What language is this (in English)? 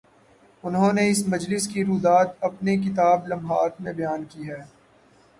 Urdu